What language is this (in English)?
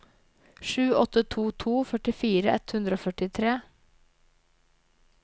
Norwegian